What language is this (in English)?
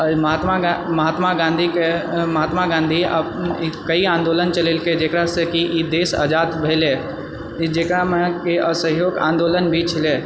Maithili